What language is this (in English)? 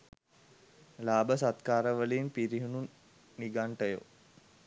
Sinhala